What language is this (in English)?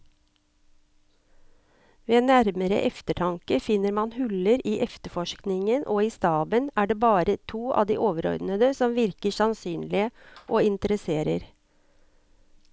Norwegian